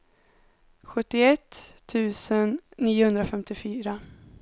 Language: Swedish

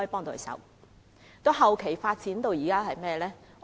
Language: Cantonese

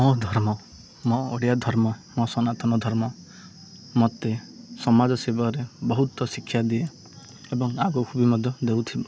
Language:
Odia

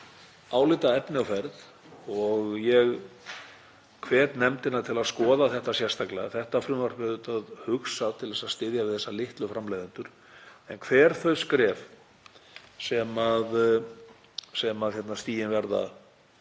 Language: Icelandic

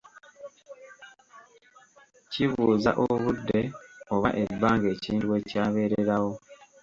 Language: Ganda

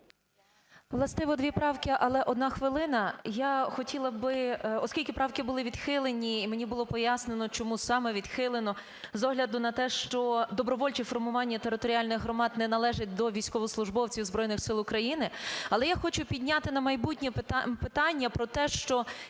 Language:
Ukrainian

